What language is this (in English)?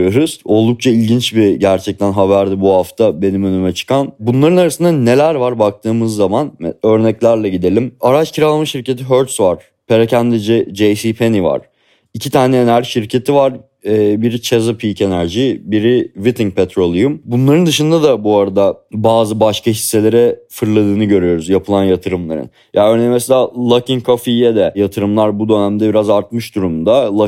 Turkish